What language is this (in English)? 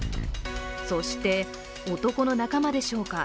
Japanese